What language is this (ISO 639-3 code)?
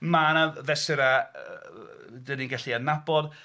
cym